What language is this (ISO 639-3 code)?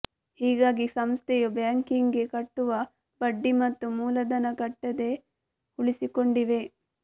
kan